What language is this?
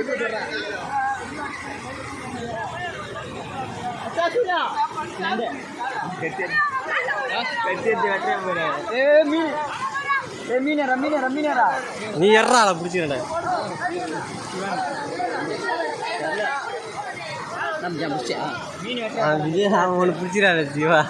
Tamil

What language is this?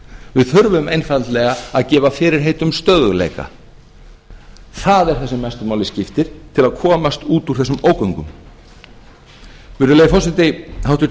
Icelandic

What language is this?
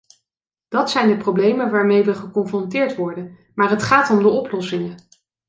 Dutch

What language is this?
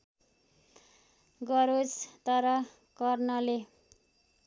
Nepali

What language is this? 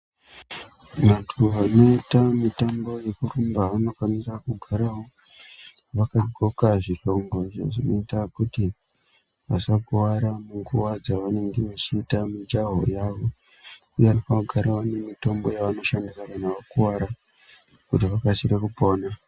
Ndau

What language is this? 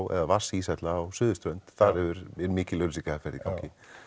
Icelandic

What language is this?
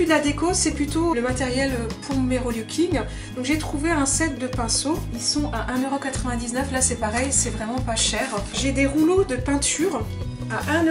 French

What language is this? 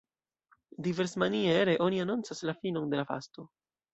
Esperanto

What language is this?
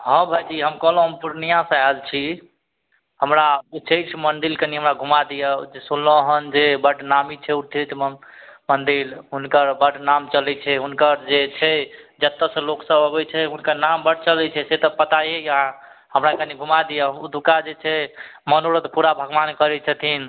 Maithili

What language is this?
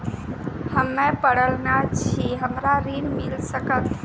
Maithili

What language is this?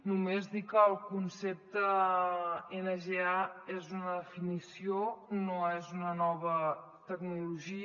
Catalan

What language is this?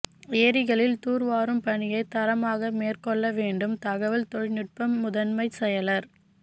Tamil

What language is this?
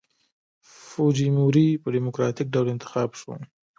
Pashto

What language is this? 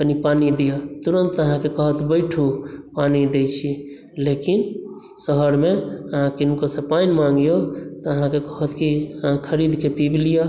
Maithili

